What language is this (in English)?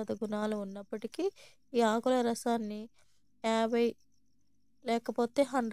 Telugu